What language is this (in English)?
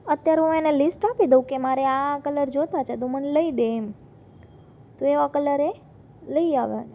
Gujarati